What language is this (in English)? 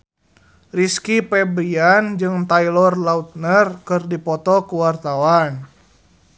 Sundanese